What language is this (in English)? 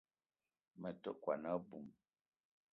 Eton (Cameroon)